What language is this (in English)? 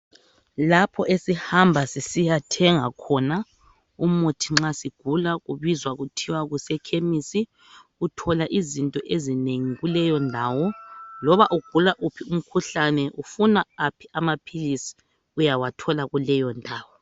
North Ndebele